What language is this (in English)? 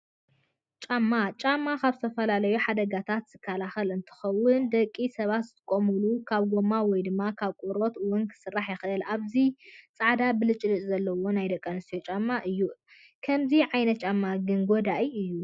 Tigrinya